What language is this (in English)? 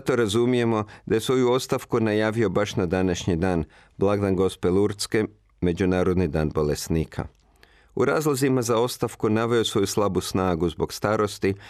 Croatian